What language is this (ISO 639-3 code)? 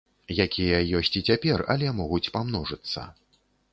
bel